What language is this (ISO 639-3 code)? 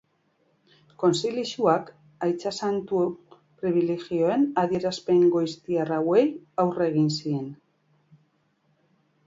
eus